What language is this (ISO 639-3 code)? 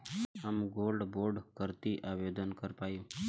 bho